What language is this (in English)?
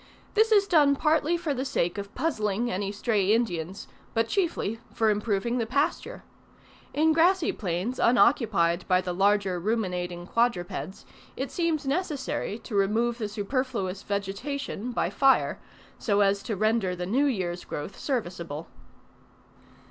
English